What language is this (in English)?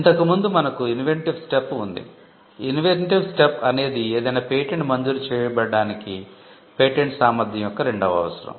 Telugu